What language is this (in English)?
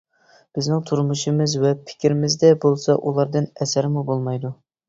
Uyghur